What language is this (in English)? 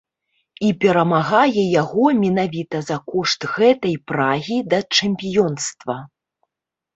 Belarusian